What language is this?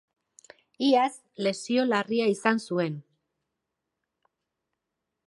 Basque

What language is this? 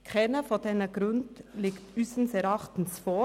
Swiss German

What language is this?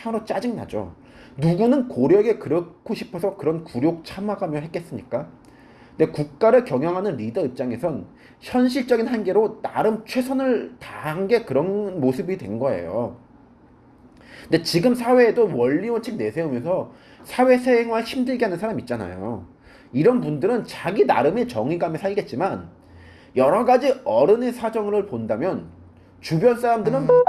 Korean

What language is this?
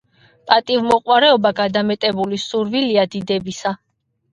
Georgian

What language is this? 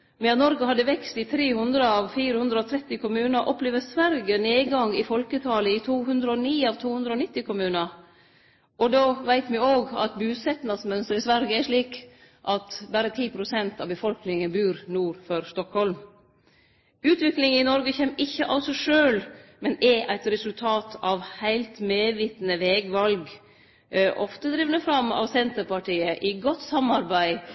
Norwegian Nynorsk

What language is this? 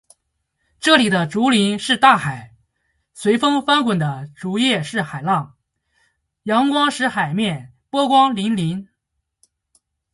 Chinese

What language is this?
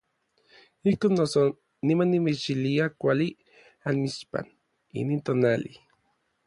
Orizaba Nahuatl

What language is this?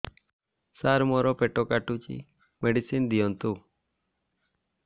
Odia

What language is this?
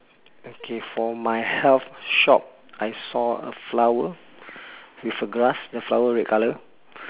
English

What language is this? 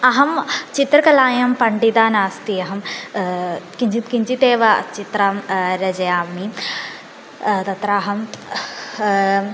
Sanskrit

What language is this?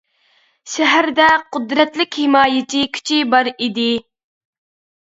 Uyghur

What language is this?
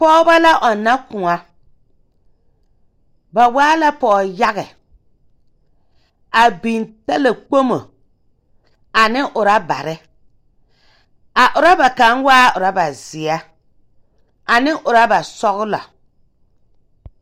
Southern Dagaare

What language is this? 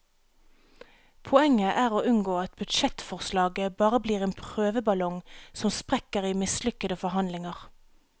Norwegian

